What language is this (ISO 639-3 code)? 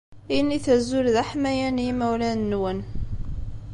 kab